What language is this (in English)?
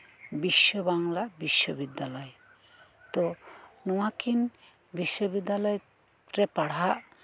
Santali